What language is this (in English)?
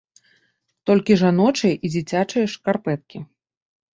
Belarusian